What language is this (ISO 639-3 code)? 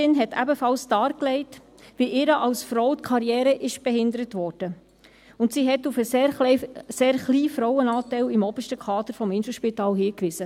gsw